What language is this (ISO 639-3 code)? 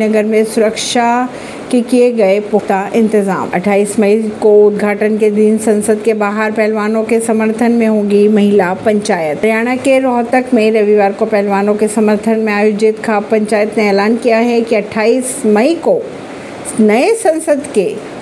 hin